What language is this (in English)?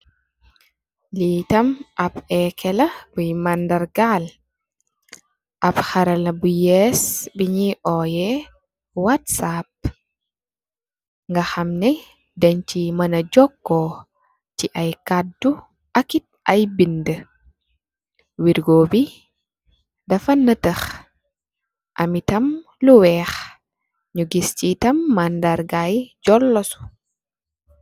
Wolof